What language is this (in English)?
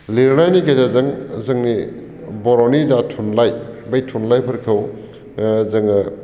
Bodo